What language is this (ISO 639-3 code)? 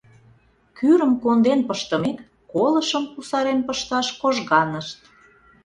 chm